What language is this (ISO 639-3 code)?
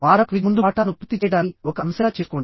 tel